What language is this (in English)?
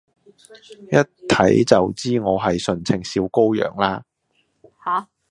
Cantonese